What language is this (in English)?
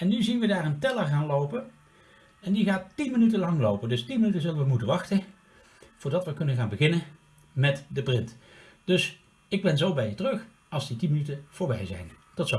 Dutch